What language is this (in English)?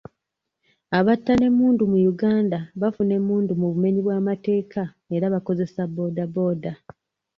Ganda